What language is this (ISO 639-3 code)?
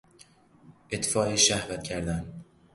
fas